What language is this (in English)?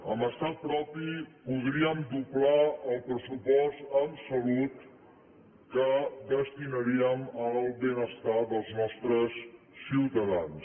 Catalan